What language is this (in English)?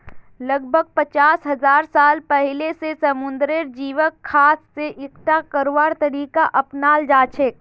Magahi